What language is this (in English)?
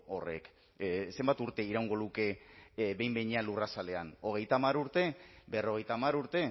Basque